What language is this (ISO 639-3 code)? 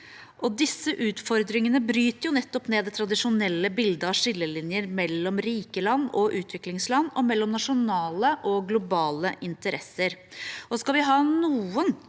nor